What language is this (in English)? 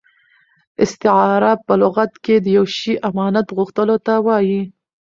Pashto